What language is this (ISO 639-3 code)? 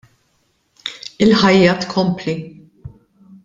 mlt